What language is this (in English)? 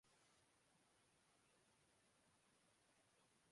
Urdu